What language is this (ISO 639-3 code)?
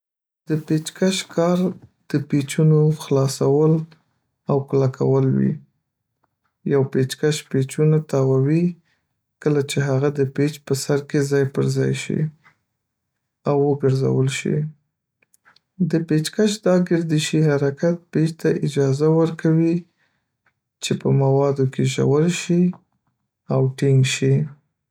pus